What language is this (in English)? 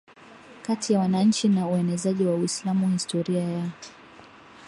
Swahili